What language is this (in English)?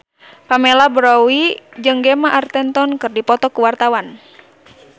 Sundanese